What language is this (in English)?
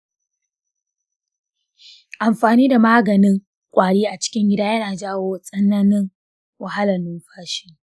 Hausa